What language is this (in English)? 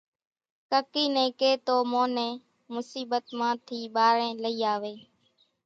Kachi Koli